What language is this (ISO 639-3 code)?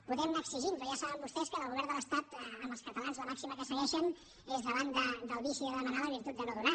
cat